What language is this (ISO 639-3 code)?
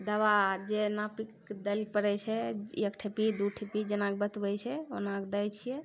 mai